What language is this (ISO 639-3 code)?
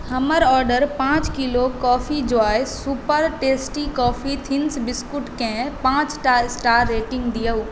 mai